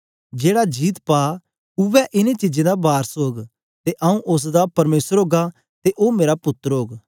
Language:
Dogri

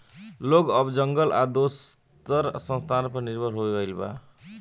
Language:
Bhojpuri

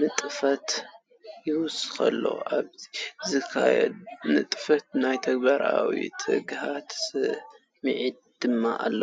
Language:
Tigrinya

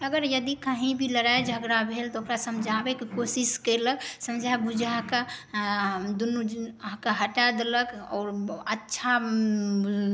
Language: Maithili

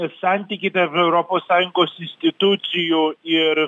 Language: Lithuanian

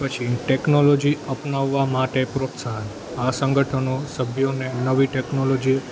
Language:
Gujarati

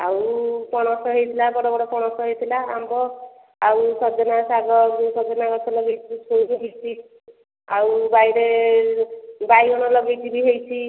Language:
Odia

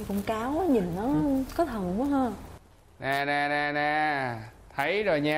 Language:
Vietnamese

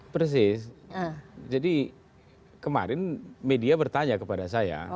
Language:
Indonesian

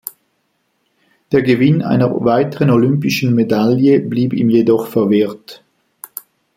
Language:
German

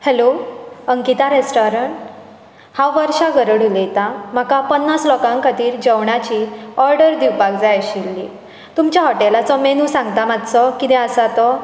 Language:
Konkani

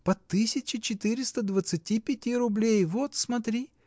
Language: Russian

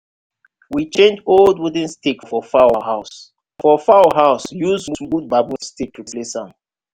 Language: Nigerian Pidgin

